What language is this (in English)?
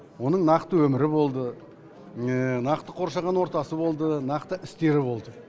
Kazakh